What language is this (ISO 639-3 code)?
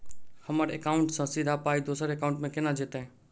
mai